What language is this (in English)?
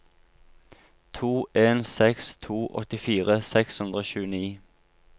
Norwegian